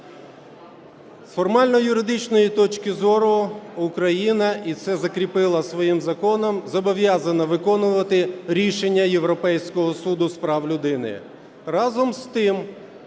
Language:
Ukrainian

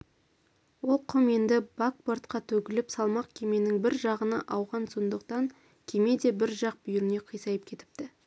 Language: Kazakh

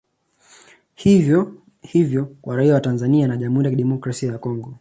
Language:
Swahili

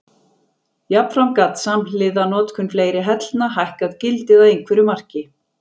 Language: Icelandic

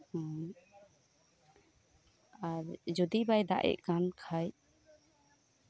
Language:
Santali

